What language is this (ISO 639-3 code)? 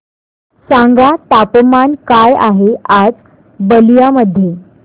mar